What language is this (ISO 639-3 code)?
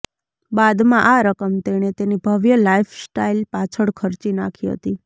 guj